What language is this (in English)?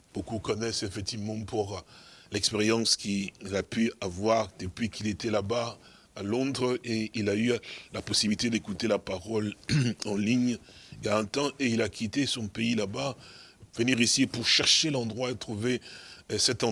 French